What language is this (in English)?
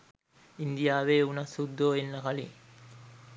Sinhala